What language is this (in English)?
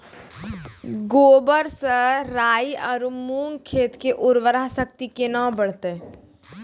Maithili